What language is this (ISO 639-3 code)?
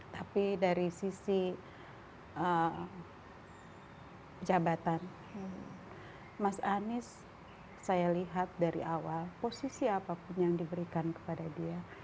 ind